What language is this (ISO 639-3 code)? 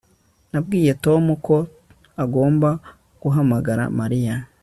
kin